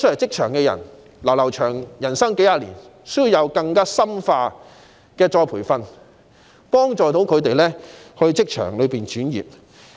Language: Cantonese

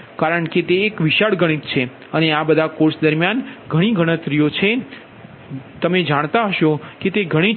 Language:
Gujarati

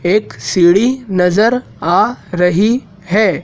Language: Hindi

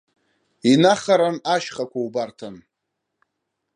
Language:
Abkhazian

